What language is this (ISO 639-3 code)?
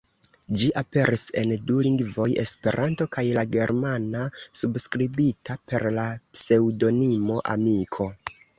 epo